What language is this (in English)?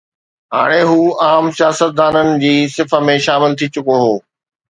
Sindhi